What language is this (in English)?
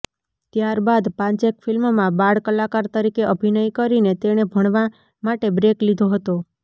Gujarati